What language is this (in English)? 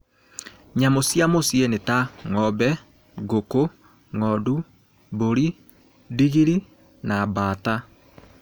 Kikuyu